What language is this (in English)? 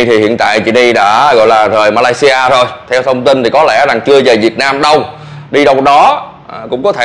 Vietnamese